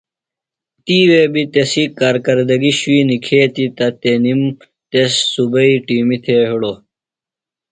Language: Phalura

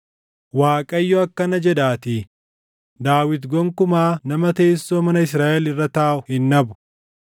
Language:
Oromo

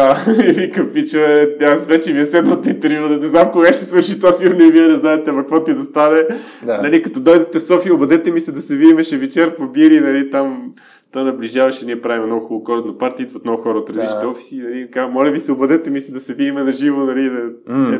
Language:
Bulgarian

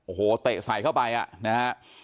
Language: Thai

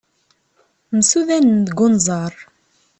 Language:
Kabyle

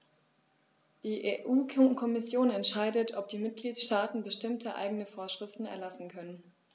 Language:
German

